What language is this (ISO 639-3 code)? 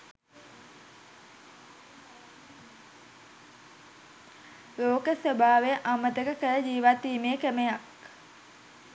sin